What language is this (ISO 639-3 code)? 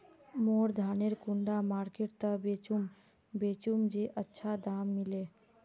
mag